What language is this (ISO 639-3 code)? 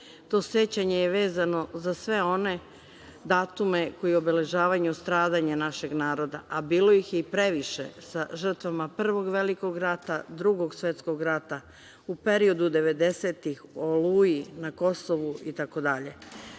srp